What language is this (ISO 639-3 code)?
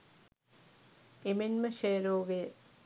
sin